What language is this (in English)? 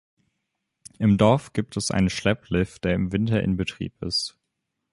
German